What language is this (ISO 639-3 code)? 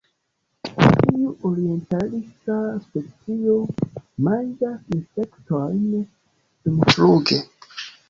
epo